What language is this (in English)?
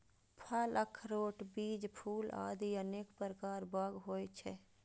Maithili